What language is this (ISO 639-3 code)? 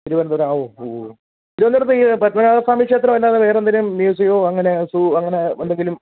mal